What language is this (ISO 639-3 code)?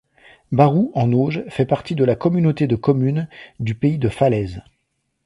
fra